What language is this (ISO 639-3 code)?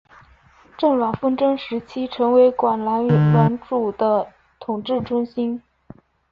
zho